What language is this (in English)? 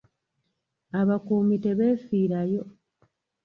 Ganda